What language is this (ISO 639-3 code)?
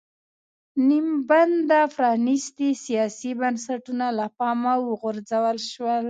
pus